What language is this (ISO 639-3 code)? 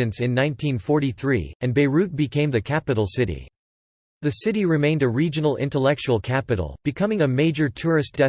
eng